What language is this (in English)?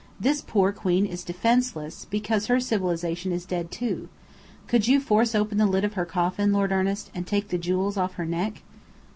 English